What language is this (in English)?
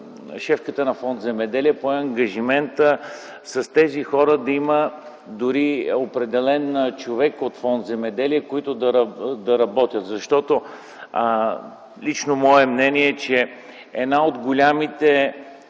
Bulgarian